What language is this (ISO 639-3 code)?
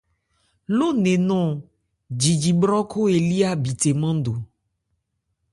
ebr